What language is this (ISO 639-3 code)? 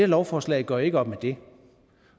dan